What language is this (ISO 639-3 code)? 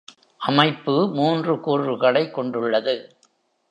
tam